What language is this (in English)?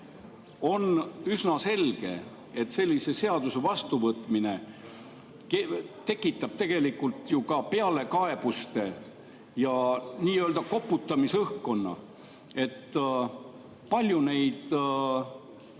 Estonian